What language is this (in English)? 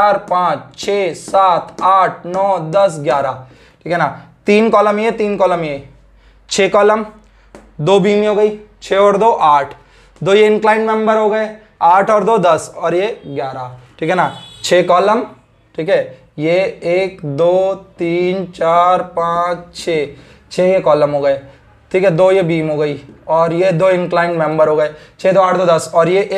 Hindi